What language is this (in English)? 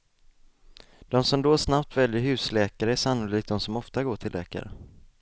Swedish